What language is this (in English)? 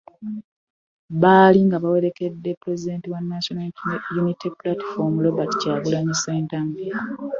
Ganda